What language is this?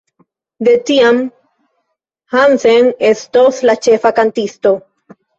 Esperanto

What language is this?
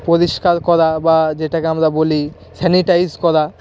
Bangla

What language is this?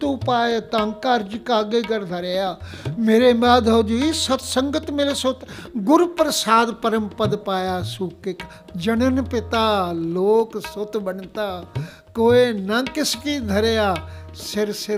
Punjabi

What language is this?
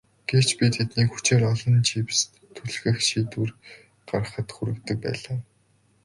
Mongolian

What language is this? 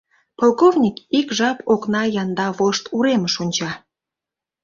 Mari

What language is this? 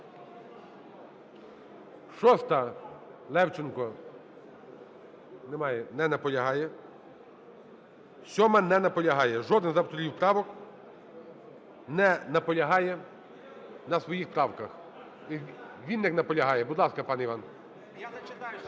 Ukrainian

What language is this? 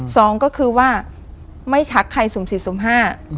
Thai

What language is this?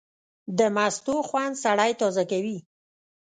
Pashto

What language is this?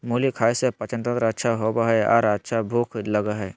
Magahi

